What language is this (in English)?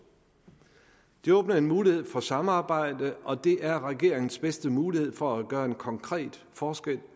Danish